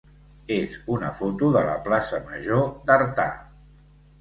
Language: Catalan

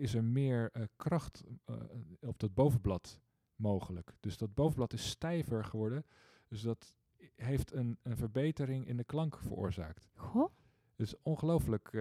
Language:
Dutch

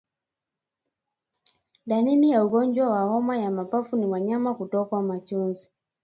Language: Swahili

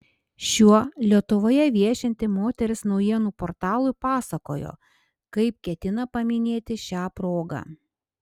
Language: Lithuanian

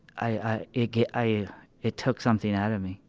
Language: English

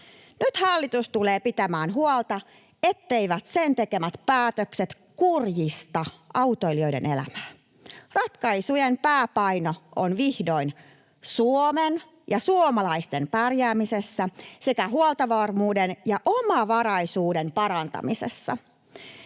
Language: Finnish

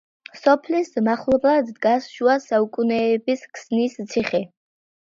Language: Georgian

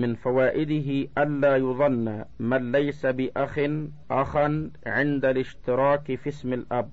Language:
Arabic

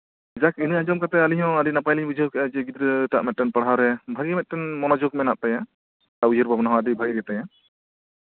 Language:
Santali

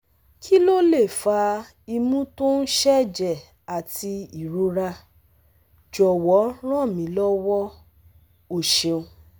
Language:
Yoruba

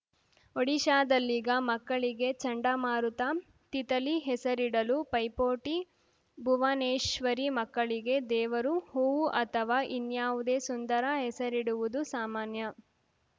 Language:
Kannada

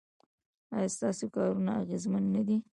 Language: Pashto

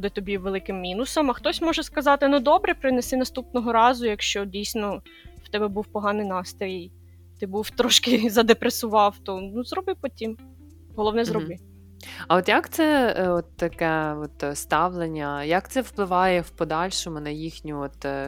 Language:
Ukrainian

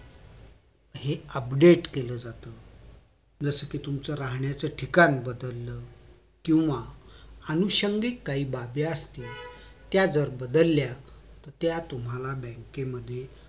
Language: Marathi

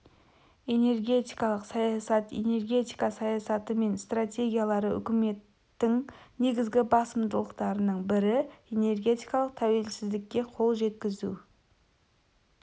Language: Kazakh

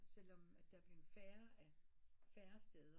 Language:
Danish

